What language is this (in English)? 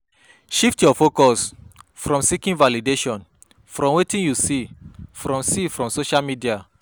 Nigerian Pidgin